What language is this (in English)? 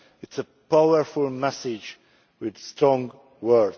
English